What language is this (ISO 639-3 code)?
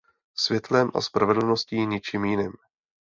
ces